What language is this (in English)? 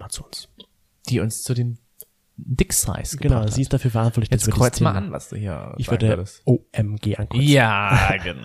German